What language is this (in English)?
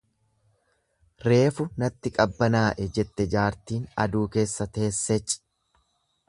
Oromo